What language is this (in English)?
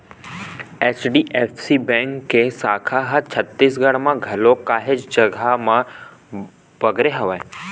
Chhattisgarhi